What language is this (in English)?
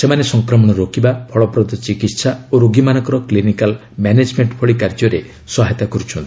Odia